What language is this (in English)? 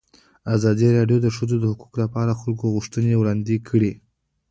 Pashto